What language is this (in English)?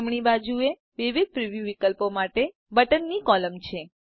Gujarati